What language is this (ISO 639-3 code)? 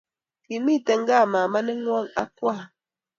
kln